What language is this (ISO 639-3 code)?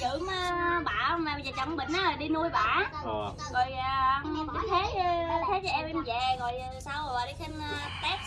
vie